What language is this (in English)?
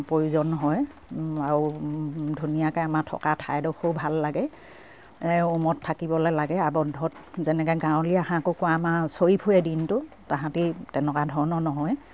Assamese